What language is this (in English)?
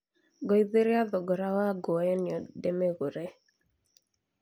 Kikuyu